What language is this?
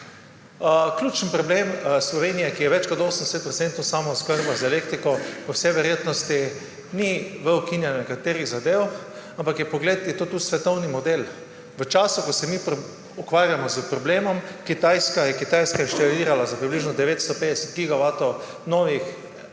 Slovenian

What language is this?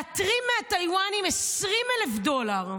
Hebrew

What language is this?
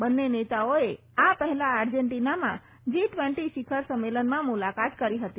Gujarati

